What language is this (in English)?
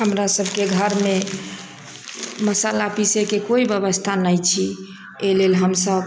Maithili